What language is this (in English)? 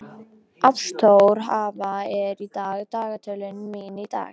Icelandic